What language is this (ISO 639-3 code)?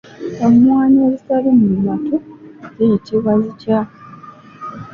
lug